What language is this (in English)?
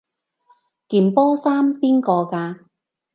Cantonese